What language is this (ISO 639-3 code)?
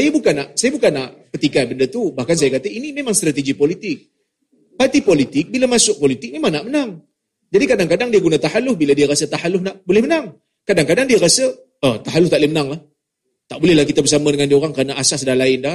msa